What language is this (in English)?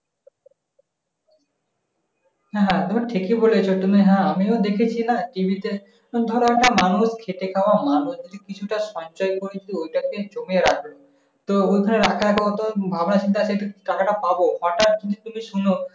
Bangla